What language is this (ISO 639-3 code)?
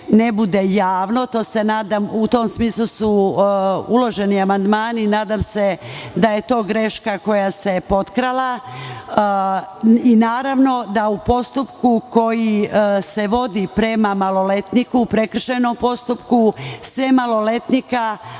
srp